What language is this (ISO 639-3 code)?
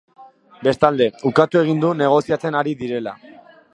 eus